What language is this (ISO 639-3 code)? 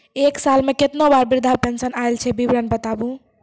mai